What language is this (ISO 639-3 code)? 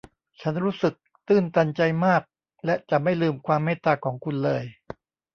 tha